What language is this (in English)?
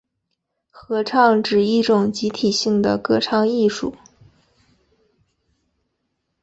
Chinese